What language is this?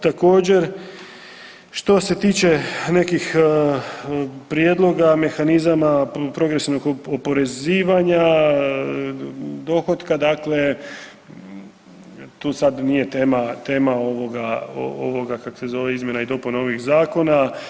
Croatian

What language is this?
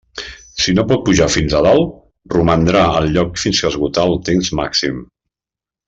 Catalan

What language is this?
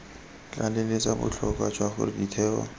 Tswana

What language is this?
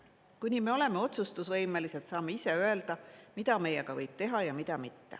Estonian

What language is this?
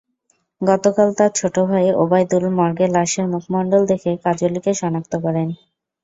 Bangla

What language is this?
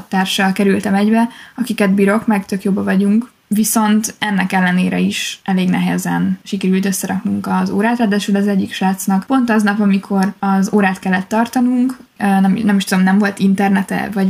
Hungarian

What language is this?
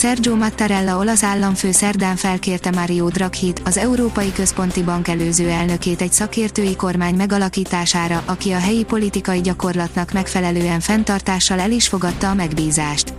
Hungarian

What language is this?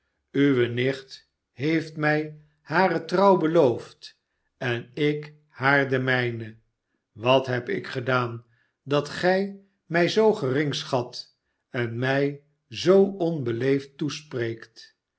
Dutch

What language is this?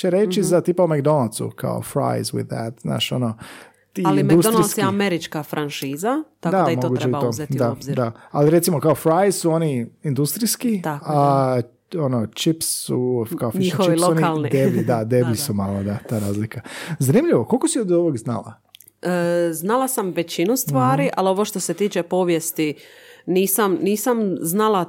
Croatian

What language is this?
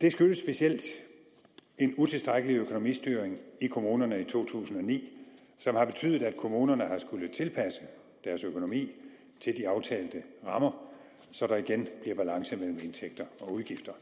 Danish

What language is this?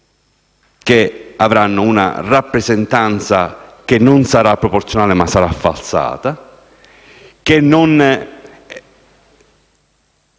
Italian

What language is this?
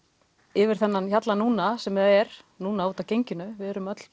Icelandic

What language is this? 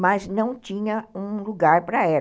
Portuguese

